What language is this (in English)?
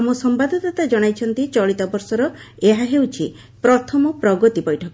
Odia